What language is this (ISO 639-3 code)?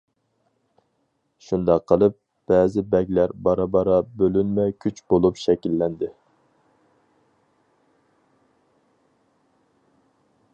uig